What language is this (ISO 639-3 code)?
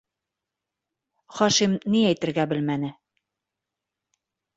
bak